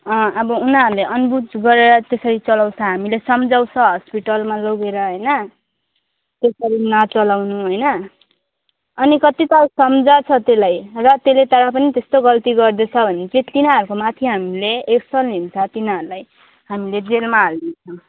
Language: Nepali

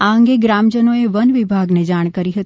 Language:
Gujarati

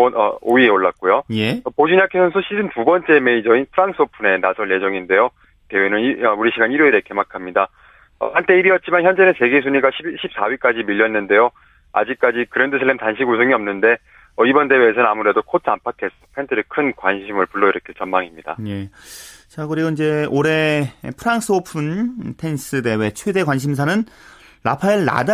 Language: Korean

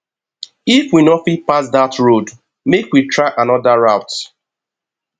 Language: Nigerian Pidgin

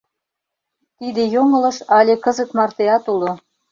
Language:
Mari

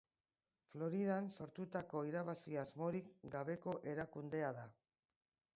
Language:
Basque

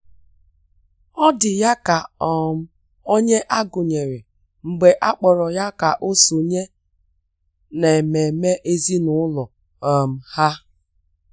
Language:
Igbo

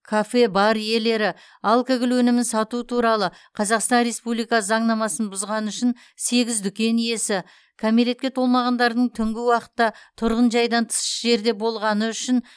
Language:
Kazakh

